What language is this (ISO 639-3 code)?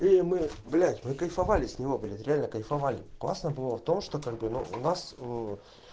rus